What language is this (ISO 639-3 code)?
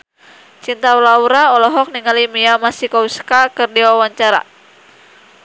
sun